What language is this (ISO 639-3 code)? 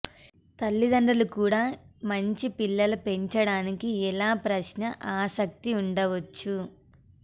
tel